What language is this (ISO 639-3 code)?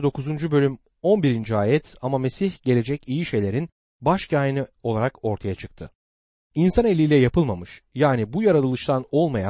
tur